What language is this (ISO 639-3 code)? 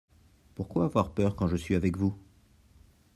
fra